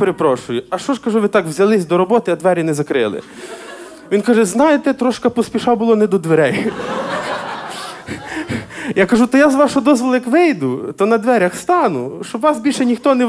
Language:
Ukrainian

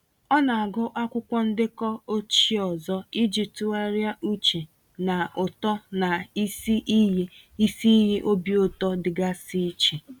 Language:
Igbo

